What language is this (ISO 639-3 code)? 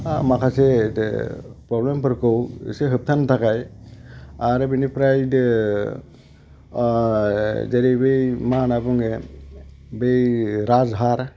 brx